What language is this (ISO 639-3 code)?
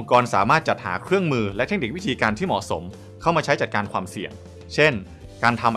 tha